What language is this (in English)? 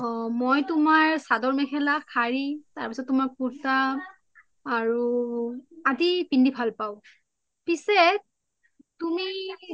Assamese